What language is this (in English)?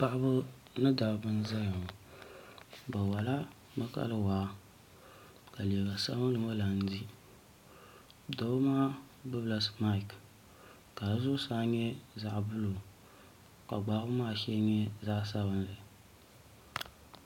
Dagbani